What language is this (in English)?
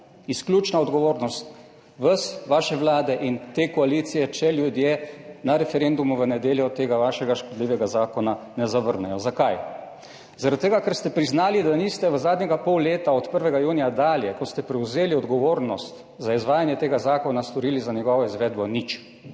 Slovenian